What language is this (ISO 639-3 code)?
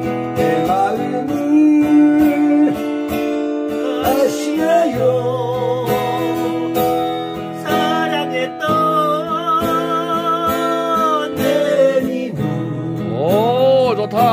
kor